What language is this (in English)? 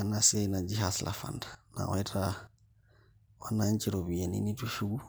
Masai